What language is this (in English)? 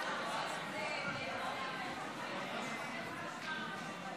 Hebrew